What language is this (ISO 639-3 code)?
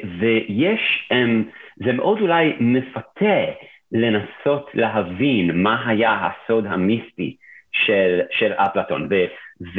heb